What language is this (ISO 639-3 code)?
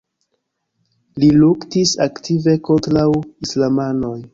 epo